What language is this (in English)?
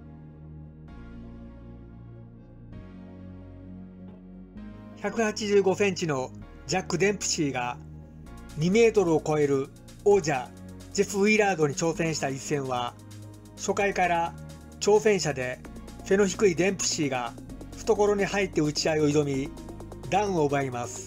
Japanese